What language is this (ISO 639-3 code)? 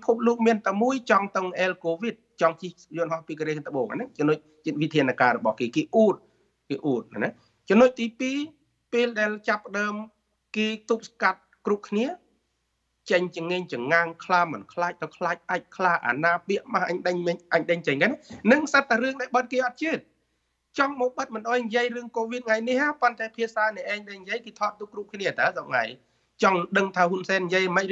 tha